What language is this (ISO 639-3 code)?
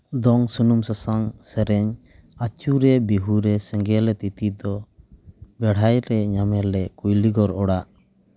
sat